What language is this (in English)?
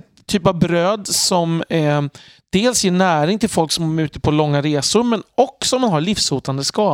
Swedish